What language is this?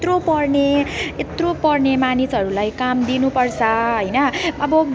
Nepali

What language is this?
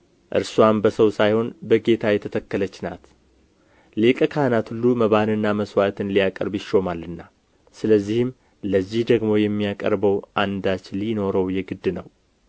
Amharic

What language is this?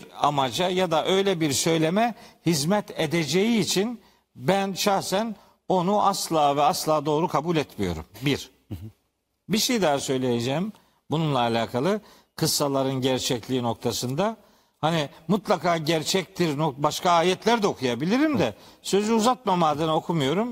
Turkish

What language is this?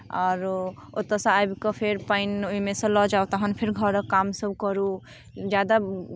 Maithili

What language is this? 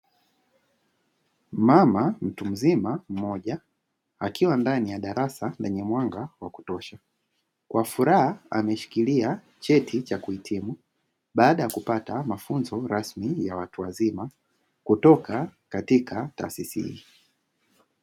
Swahili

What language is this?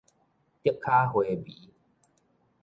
Min Nan Chinese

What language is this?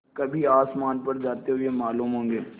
Hindi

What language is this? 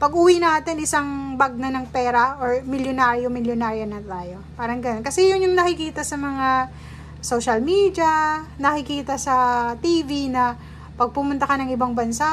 Filipino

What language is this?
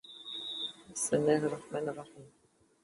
Arabic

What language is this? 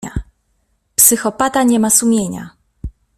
Polish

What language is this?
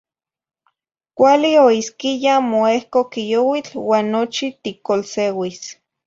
Zacatlán-Ahuacatlán-Tepetzintla Nahuatl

